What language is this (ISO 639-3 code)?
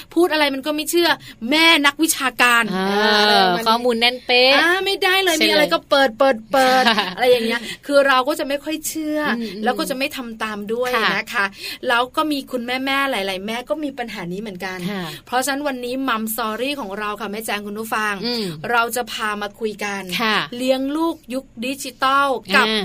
tha